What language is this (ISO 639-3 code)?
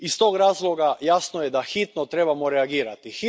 hrv